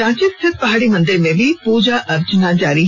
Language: Hindi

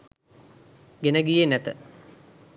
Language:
Sinhala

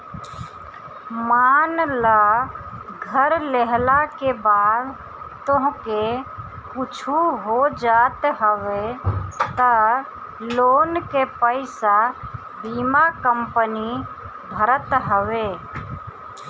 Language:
Bhojpuri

